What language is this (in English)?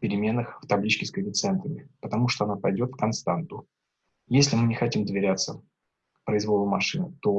Russian